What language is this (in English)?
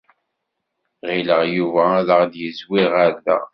Kabyle